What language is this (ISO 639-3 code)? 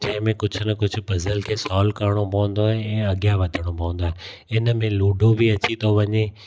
snd